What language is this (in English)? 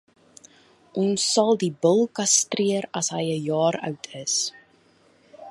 Afrikaans